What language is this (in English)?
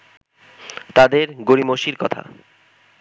Bangla